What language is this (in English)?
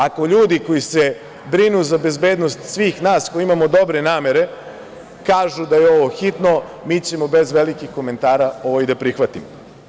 Serbian